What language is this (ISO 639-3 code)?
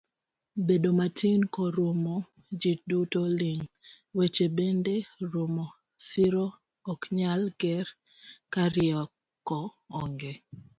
luo